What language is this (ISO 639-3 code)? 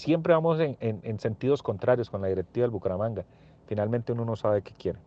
spa